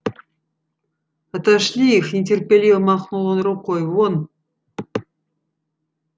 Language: Russian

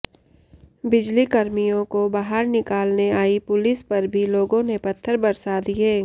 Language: Hindi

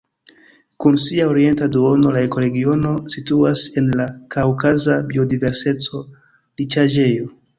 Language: Esperanto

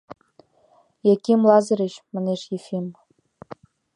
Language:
Mari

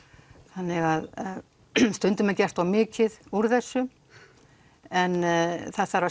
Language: Icelandic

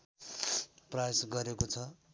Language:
Nepali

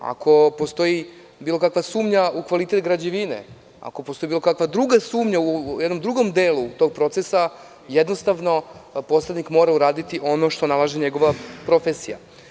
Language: Serbian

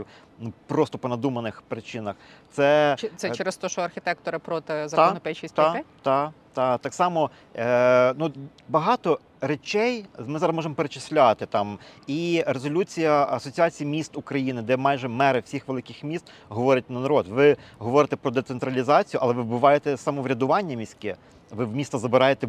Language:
Ukrainian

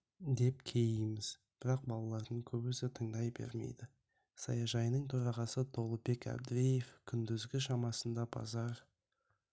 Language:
Kazakh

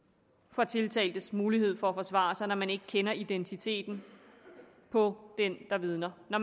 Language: Danish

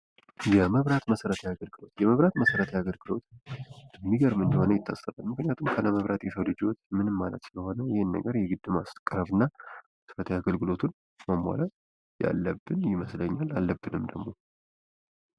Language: Amharic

